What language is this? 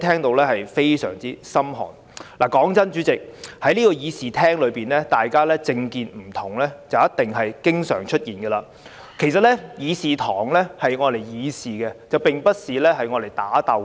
Cantonese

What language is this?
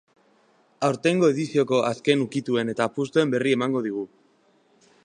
Basque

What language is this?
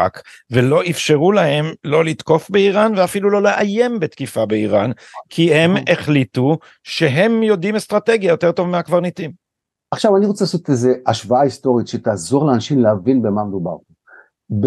Hebrew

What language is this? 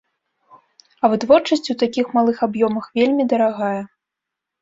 Belarusian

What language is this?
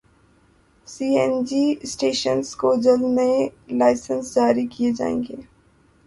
Urdu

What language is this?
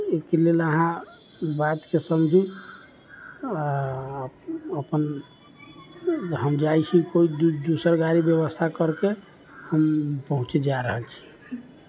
Maithili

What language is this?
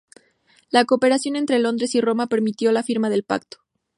Spanish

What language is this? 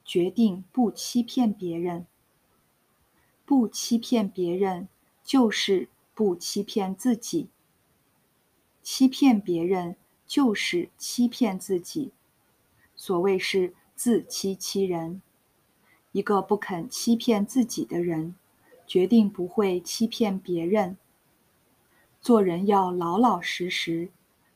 Chinese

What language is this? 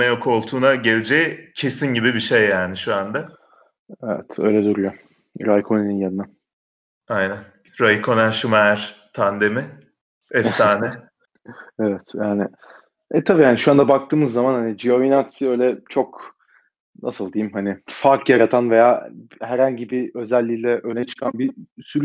Turkish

